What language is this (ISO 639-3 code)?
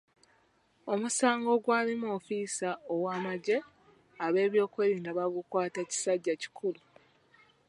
lug